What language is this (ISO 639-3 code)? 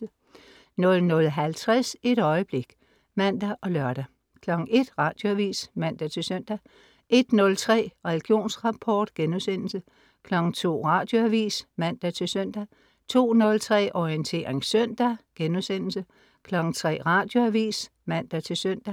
dan